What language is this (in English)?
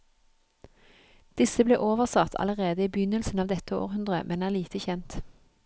Norwegian